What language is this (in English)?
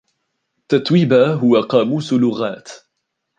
Arabic